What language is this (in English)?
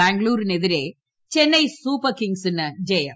Malayalam